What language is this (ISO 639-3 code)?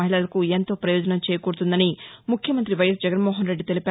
tel